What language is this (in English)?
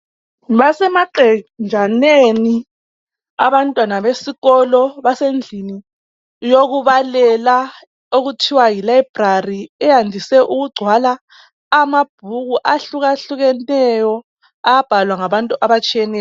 North Ndebele